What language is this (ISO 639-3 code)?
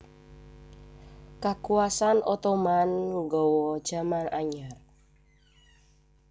jav